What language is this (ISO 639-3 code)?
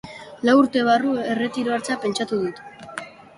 eus